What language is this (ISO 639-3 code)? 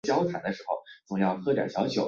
zho